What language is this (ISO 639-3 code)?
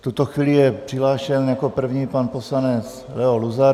ces